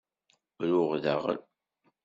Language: Kabyle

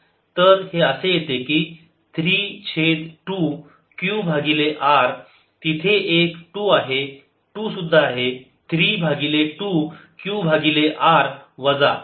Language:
Marathi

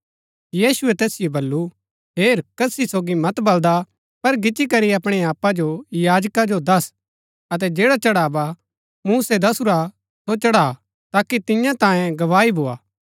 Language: Gaddi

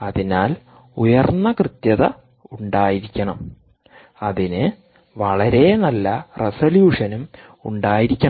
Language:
Malayalam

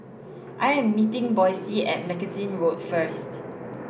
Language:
English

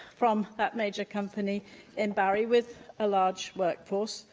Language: English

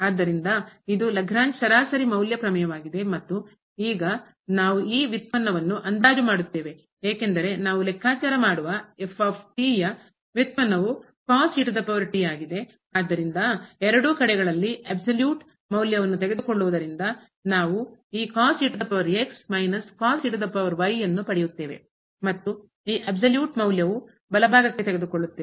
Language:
Kannada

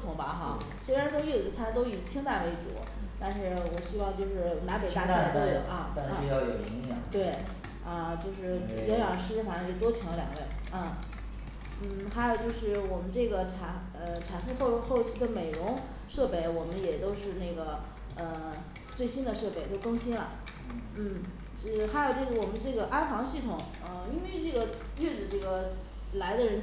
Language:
Chinese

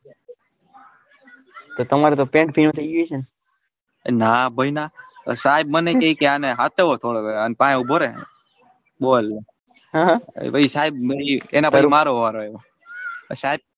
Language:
Gujarati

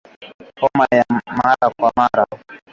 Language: Swahili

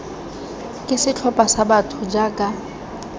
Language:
Tswana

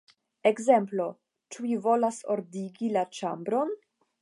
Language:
Esperanto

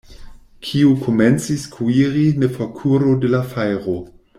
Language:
Esperanto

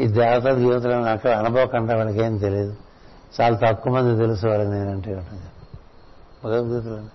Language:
Telugu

